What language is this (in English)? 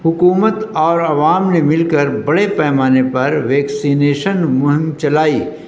Urdu